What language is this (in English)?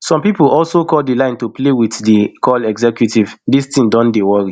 Nigerian Pidgin